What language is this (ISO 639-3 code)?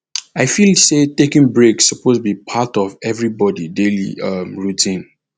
pcm